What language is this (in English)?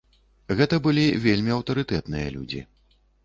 Belarusian